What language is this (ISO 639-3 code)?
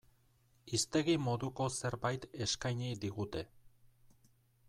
eus